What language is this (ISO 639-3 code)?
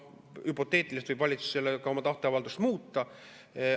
est